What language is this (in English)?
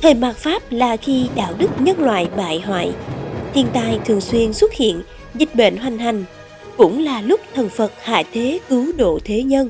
Vietnamese